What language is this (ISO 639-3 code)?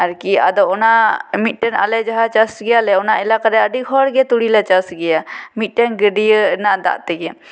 sat